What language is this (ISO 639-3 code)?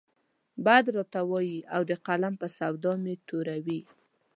pus